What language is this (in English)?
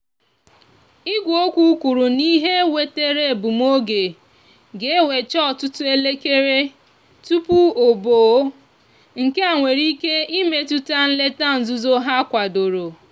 Igbo